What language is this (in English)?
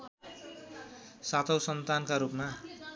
Nepali